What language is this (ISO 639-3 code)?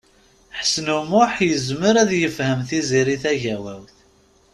kab